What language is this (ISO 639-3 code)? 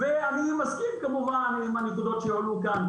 heb